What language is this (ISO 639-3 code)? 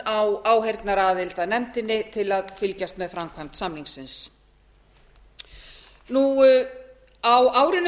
isl